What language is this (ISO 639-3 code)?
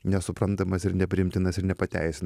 lit